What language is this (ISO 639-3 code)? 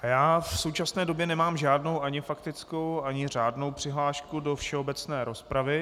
ces